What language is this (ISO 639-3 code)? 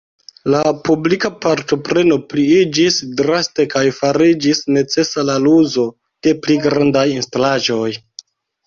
epo